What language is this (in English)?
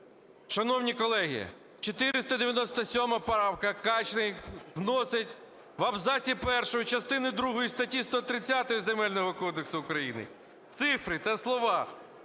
Ukrainian